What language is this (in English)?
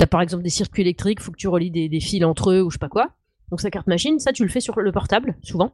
French